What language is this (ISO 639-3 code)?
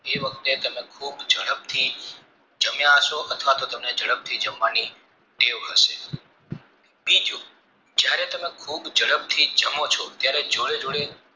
guj